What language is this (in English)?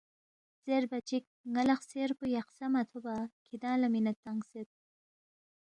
Balti